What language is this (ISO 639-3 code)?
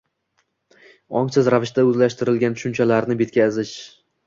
uzb